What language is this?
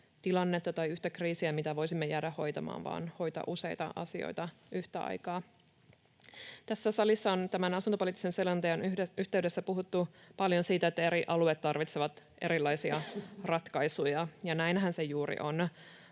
Finnish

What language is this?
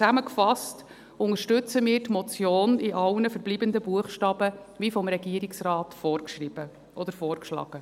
Swiss German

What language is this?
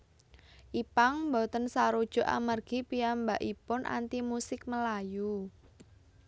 Javanese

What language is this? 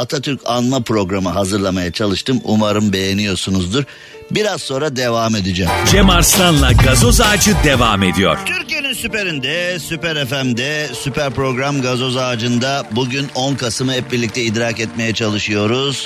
Turkish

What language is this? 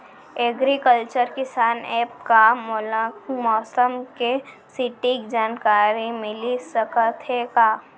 Chhattisgarhi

